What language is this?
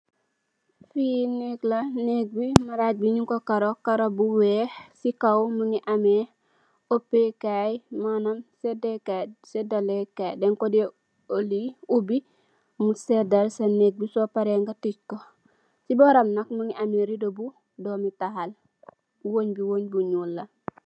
Wolof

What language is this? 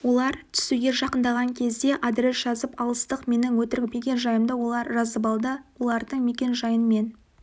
Kazakh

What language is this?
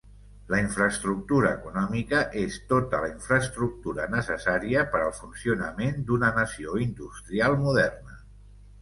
Catalan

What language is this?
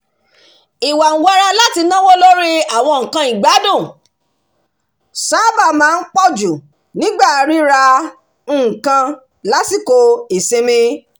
Yoruba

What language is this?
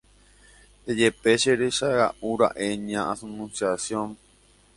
Guarani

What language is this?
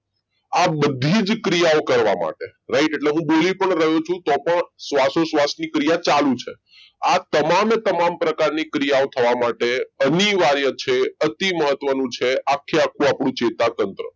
Gujarati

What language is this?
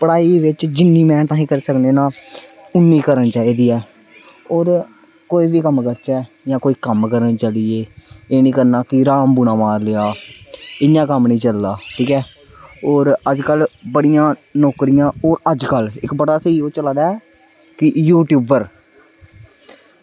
Dogri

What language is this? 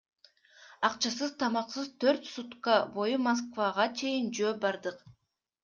Kyrgyz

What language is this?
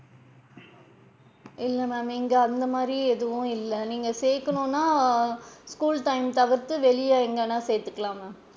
Tamil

